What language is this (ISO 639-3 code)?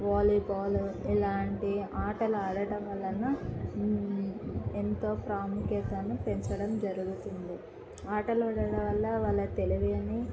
tel